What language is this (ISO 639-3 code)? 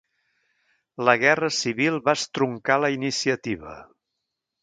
cat